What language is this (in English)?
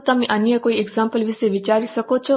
Gujarati